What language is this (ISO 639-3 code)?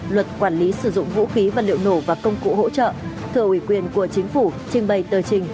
vie